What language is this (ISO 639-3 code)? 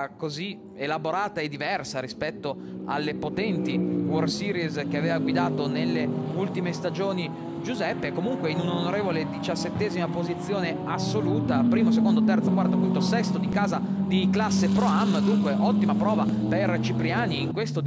ita